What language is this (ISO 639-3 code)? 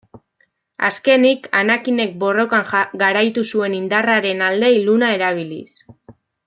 eus